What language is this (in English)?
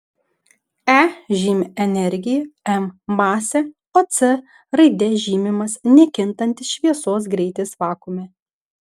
Lithuanian